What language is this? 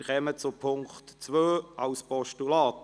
Swiss German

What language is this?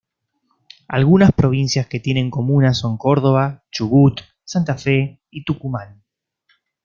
Spanish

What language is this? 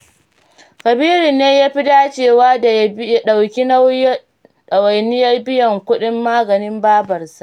Hausa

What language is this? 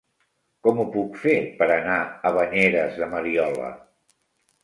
Catalan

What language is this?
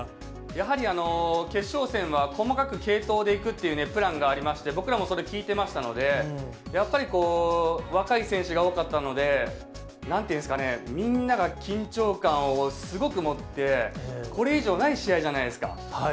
Japanese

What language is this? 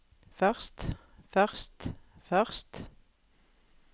Norwegian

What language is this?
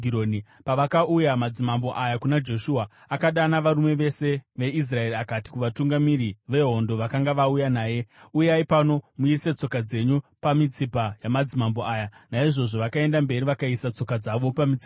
Shona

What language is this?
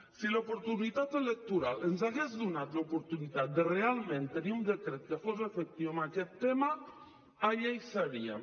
Catalan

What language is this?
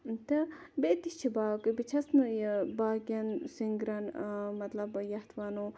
Kashmiri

